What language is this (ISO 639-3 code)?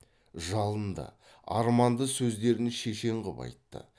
kaz